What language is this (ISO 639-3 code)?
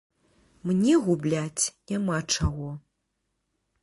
bel